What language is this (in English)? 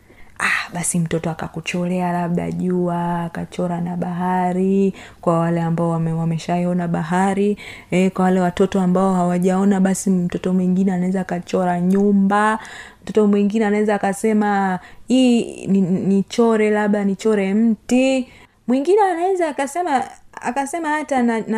Swahili